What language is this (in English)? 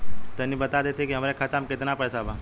Bhojpuri